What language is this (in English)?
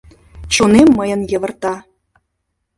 Mari